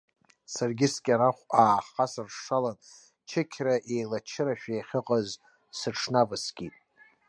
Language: Abkhazian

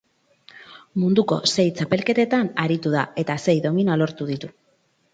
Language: Basque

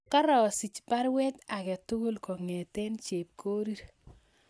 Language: Kalenjin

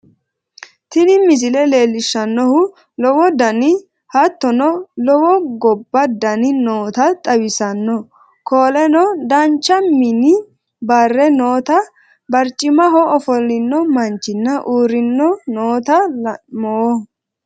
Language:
Sidamo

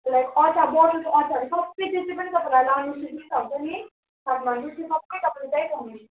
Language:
Nepali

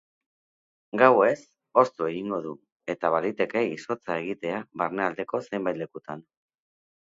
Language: Basque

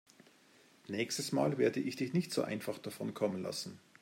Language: German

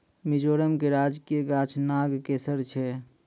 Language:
Maithili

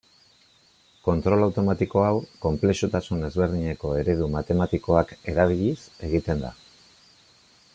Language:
Basque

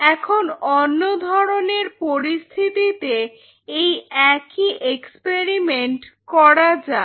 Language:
Bangla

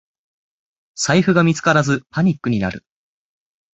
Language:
Japanese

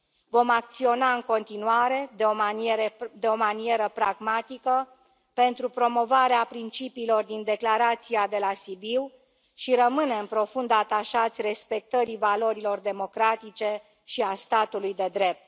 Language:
Romanian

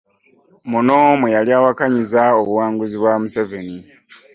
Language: Ganda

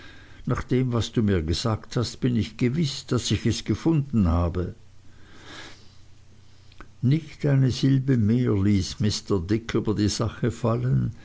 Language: German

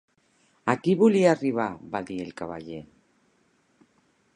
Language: Catalan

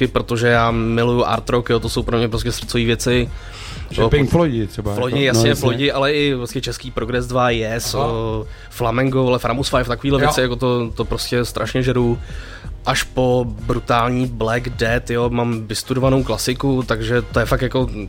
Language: Czech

